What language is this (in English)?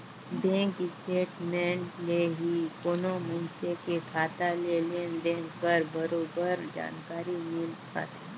Chhattisgarhi